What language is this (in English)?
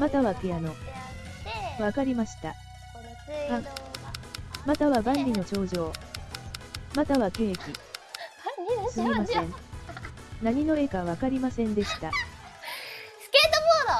Japanese